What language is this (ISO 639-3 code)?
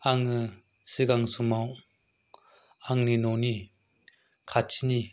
brx